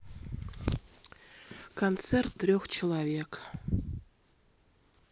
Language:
Russian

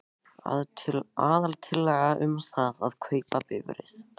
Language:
Icelandic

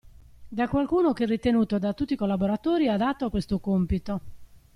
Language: Italian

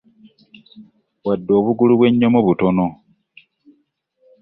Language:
Ganda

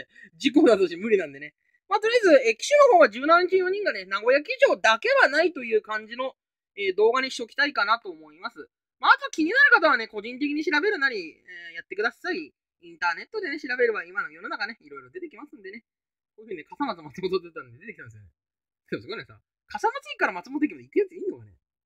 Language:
Japanese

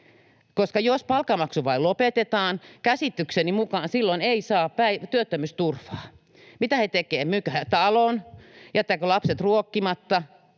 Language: Finnish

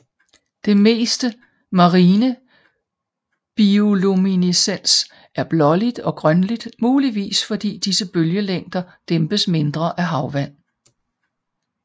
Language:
Danish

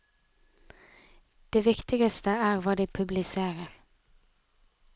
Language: Norwegian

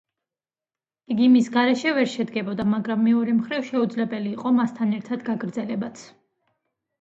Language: Georgian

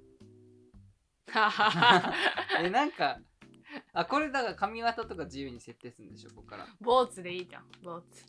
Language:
Japanese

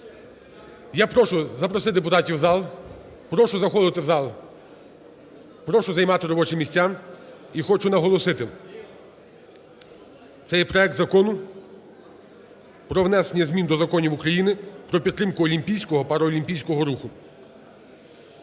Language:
Ukrainian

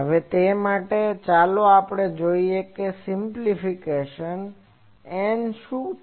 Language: Gujarati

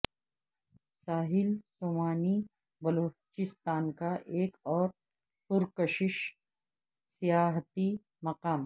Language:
Urdu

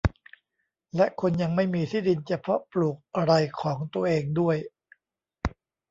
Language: Thai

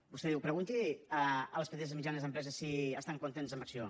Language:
Catalan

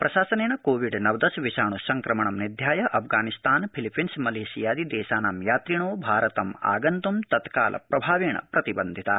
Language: Sanskrit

